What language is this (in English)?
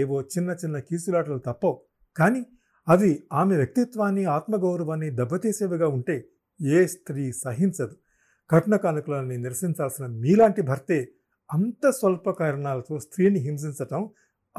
Telugu